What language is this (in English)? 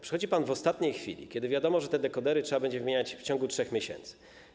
Polish